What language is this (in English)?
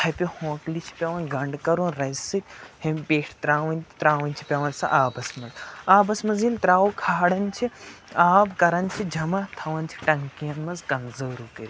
Kashmiri